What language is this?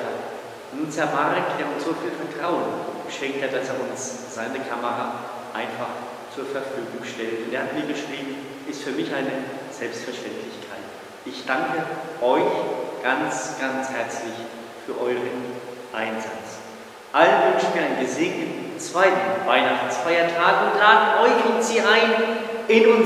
German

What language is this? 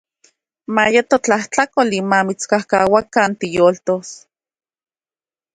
Central Puebla Nahuatl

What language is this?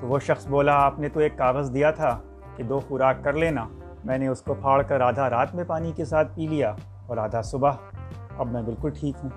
Urdu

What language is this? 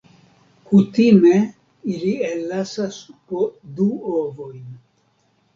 Esperanto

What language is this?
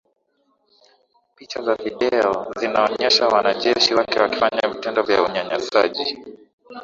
Swahili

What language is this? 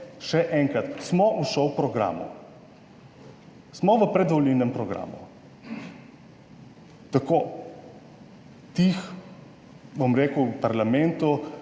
Slovenian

